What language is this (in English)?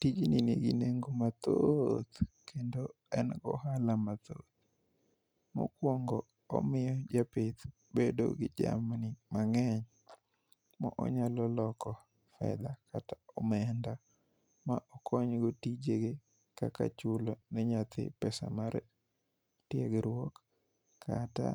Luo (Kenya and Tanzania)